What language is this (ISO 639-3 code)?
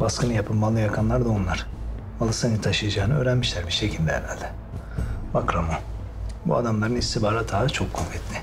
tur